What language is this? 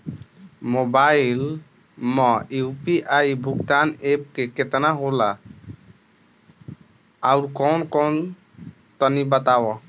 Bhojpuri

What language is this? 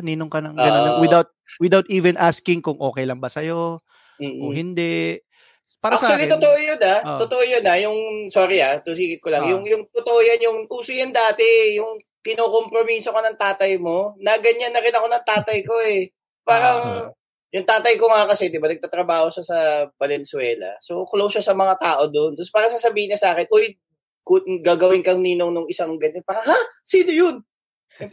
Filipino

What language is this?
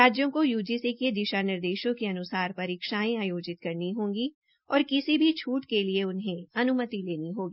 Hindi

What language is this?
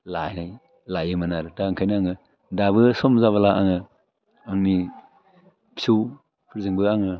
Bodo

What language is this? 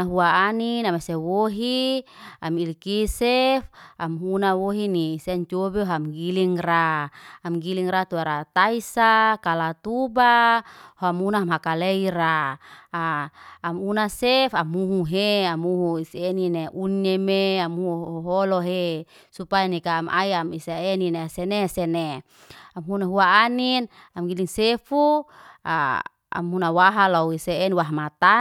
Liana-Seti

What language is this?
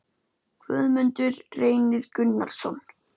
Icelandic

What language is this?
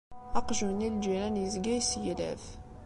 Kabyle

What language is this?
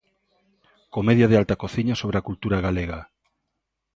Galician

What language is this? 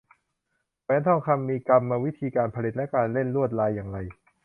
Thai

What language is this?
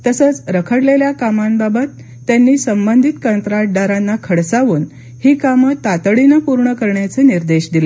Marathi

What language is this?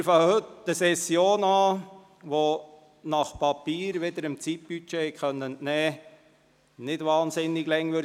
Swiss German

